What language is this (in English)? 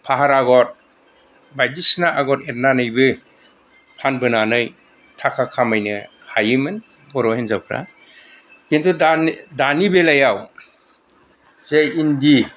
Bodo